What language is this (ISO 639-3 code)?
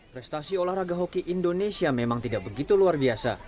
ind